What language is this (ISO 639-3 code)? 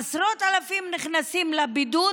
heb